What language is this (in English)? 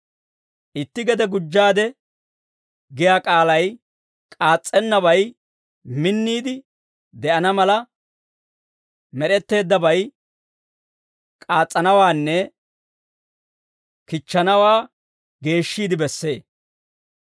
Dawro